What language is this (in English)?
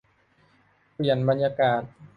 Thai